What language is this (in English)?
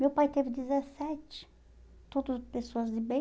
Portuguese